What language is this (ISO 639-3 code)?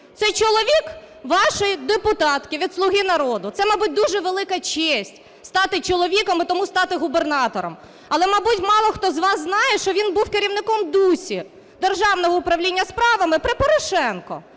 ukr